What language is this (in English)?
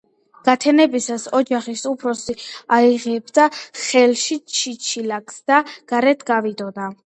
Georgian